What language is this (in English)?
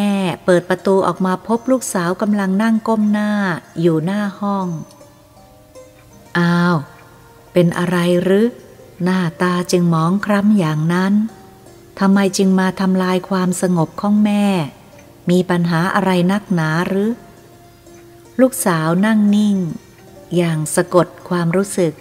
Thai